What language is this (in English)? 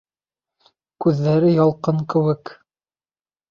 Bashkir